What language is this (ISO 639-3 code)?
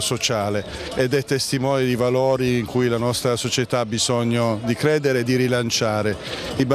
ita